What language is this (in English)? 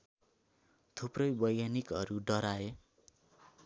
Nepali